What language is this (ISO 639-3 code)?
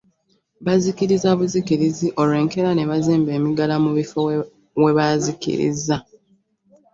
lug